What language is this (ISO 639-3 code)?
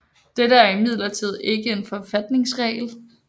dan